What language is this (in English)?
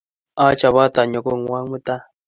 Kalenjin